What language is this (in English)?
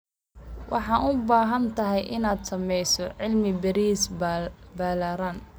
Somali